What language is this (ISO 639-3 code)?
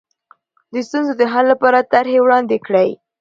pus